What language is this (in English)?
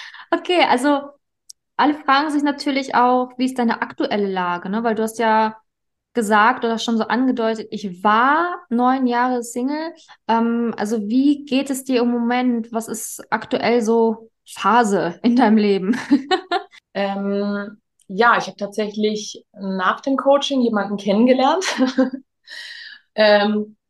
German